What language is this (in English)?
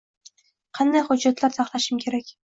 Uzbek